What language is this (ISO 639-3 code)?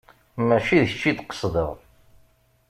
kab